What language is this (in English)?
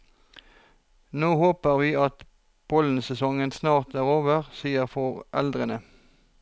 Norwegian